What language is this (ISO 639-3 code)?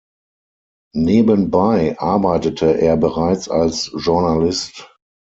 deu